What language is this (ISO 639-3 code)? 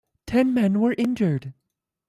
eng